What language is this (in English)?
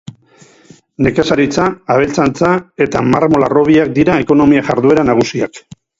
Basque